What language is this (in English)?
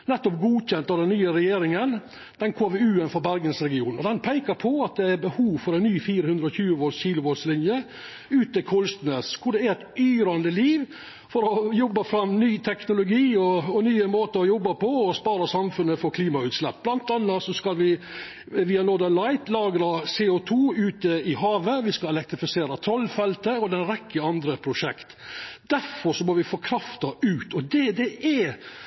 Norwegian Nynorsk